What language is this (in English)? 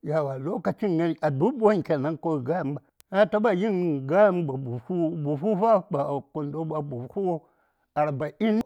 Saya